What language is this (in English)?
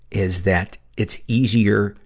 English